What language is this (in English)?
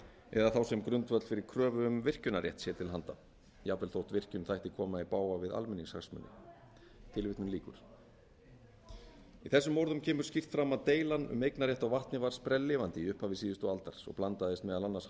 Icelandic